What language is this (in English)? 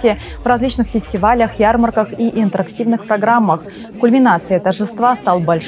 Russian